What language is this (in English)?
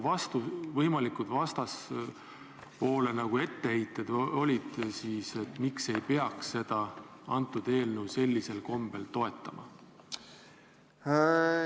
Estonian